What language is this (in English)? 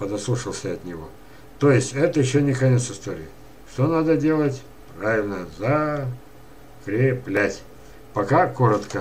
Russian